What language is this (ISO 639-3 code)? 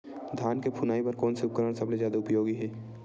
hne